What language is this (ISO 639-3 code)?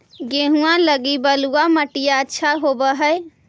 mag